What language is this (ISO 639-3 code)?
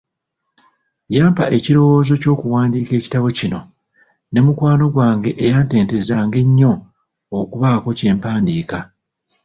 lug